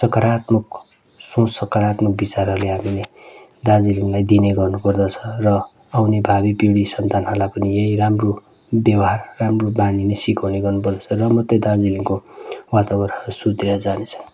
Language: Nepali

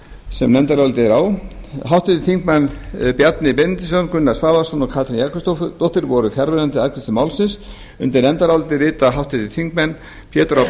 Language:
Icelandic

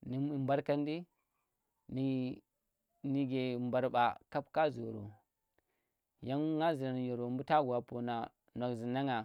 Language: Tera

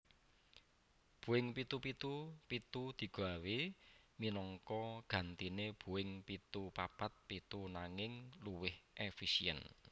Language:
Javanese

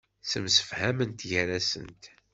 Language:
Kabyle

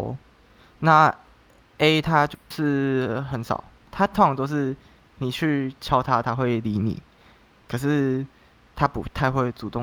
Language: Chinese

